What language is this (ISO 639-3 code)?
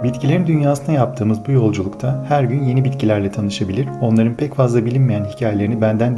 tur